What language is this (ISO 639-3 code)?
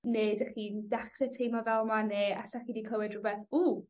cym